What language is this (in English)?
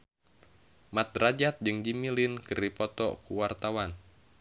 Sundanese